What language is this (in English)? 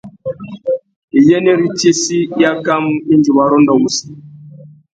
Tuki